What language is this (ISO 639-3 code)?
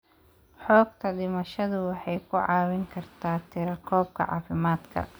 som